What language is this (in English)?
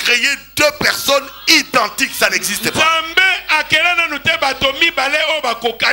French